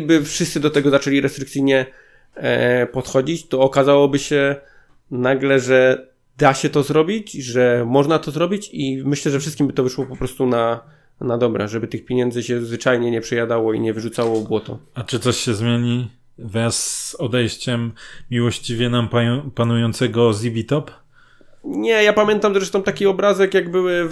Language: Polish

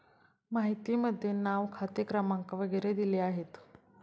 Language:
Marathi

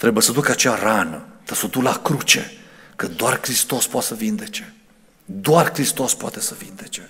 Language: Romanian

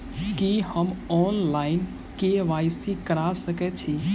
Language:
Maithili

